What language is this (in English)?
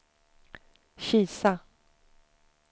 Swedish